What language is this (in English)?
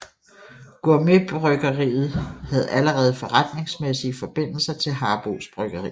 Danish